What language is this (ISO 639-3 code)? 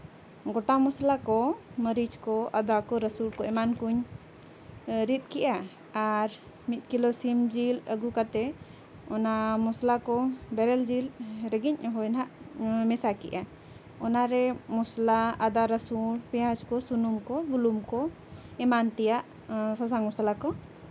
sat